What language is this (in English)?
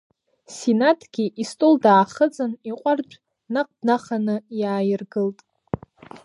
Abkhazian